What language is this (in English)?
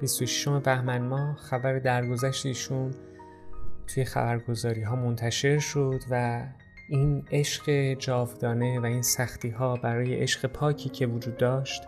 Persian